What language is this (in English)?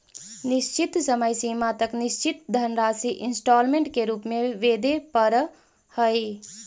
Magahi